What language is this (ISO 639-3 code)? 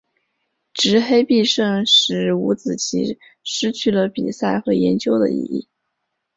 zho